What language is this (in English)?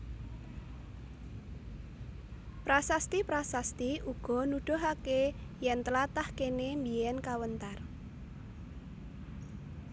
Javanese